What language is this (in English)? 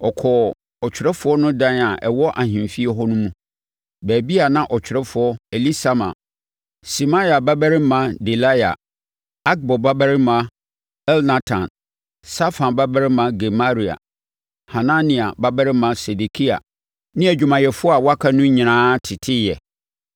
Akan